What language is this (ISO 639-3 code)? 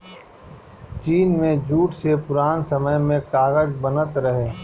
bho